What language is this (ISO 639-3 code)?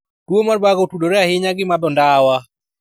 luo